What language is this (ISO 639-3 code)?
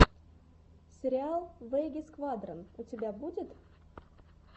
rus